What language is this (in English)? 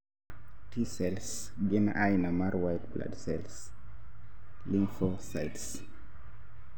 Luo (Kenya and Tanzania)